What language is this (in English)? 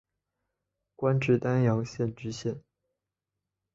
Chinese